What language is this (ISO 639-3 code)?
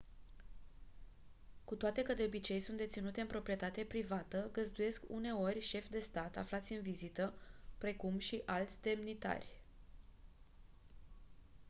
ron